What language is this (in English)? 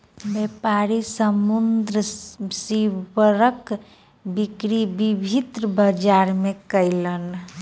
Maithili